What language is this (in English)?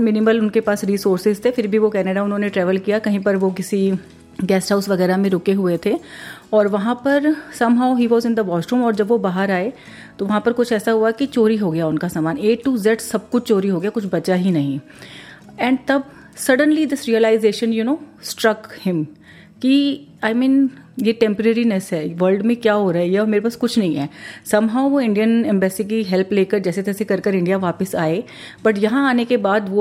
Hindi